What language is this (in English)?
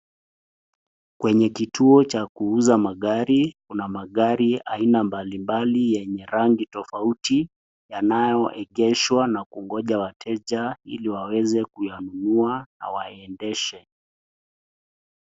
Swahili